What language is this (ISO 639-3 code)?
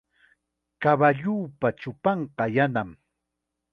qxa